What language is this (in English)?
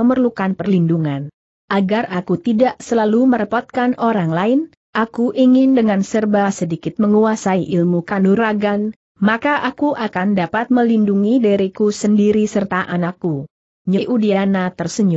Indonesian